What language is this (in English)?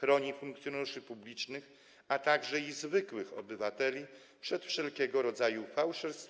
Polish